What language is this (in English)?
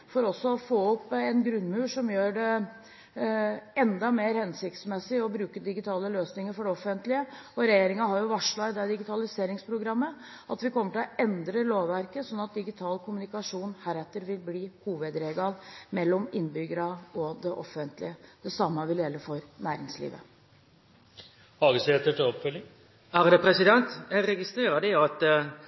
Norwegian